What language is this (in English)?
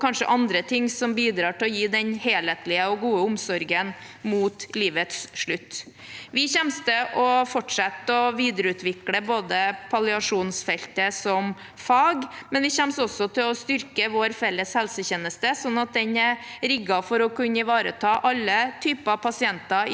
Norwegian